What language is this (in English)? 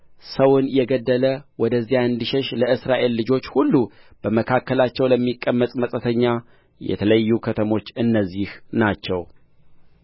Amharic